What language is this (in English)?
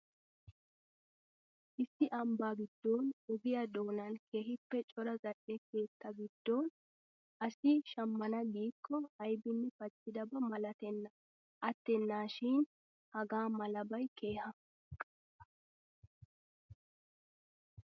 Wolaytta